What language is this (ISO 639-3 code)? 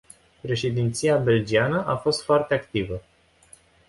ron